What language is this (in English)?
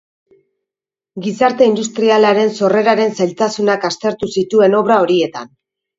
Basque